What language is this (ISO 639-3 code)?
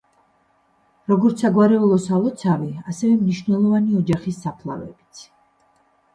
kat